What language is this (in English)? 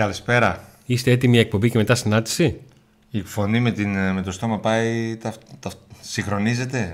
Greek